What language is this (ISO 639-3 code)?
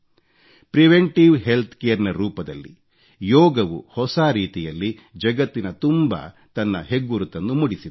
kan